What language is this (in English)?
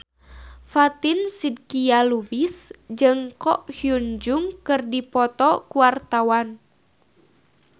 Sundanese